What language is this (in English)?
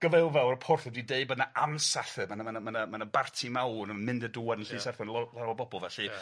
Welsh